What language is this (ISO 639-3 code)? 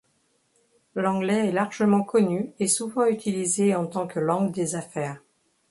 fra